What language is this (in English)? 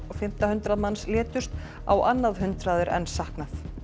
Icelandic